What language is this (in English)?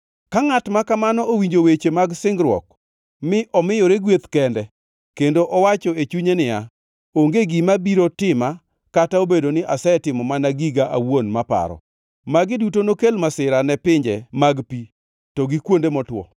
Luo (Kenya and Tanzania)